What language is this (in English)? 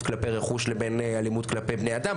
Hebrew